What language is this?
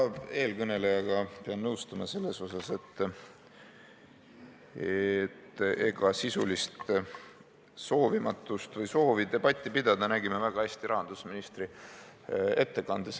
Estonian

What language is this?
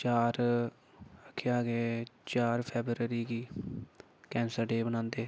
Dogri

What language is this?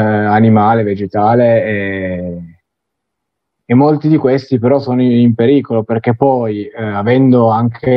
Italian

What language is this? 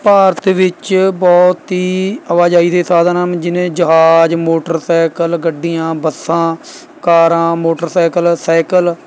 Punjabi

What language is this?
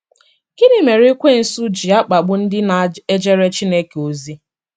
Igbo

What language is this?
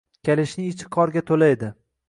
Uzbek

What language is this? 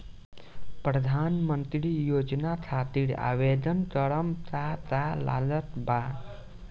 Bhojpuri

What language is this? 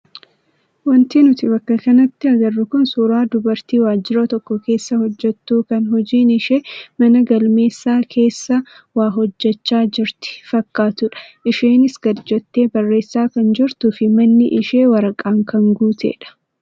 Oromo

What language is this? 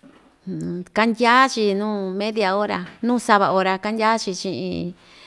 Ixtayutla Mixtec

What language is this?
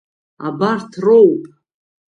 Abkhazian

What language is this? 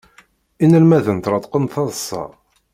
Kabyle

